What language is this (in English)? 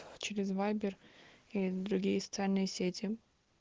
Russian